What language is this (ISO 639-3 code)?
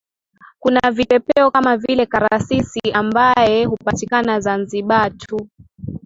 swa